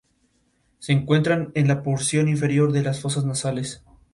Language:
Spanish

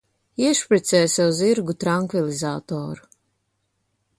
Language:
Latvian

